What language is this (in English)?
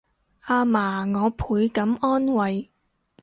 Cantonese